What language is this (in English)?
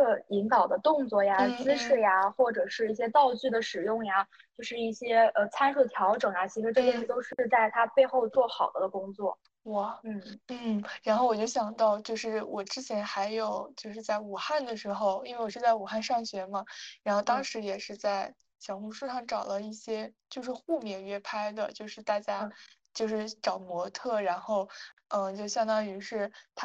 Chinese